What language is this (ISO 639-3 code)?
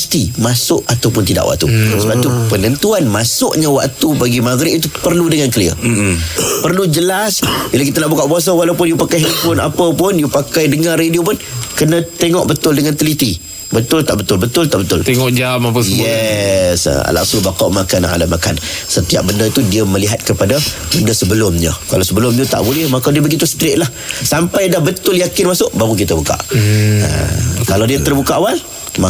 msa